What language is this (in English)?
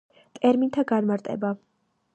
Georgian